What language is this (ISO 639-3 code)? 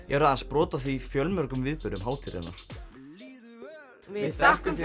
isl